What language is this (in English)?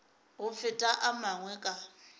Northern Sotho